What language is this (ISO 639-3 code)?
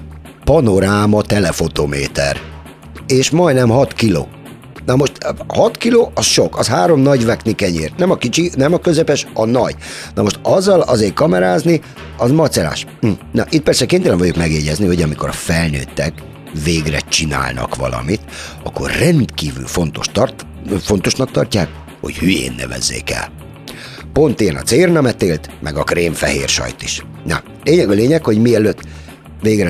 hun